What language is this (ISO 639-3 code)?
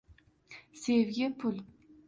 uzb